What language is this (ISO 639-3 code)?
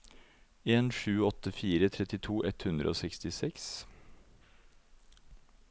nor